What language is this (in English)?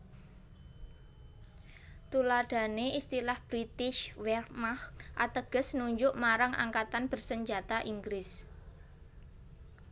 Javanese